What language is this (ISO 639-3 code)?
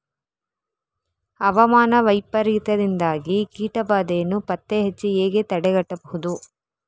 kan